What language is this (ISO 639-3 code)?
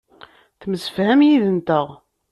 kab